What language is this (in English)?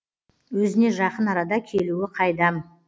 Kazakh